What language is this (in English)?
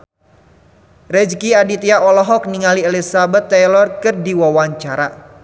Sundanese